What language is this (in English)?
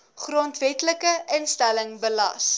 Afrikaans